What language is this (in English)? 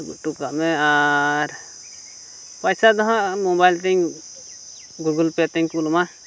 Santali